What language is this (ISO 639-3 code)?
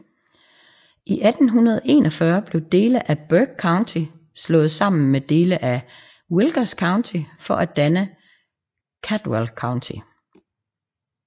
dan